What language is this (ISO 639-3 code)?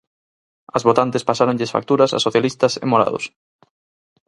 glg